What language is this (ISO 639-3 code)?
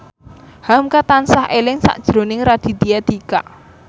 jav